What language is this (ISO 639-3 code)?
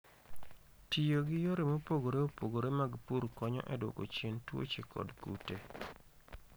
luo